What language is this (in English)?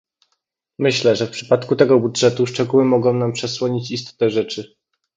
Polish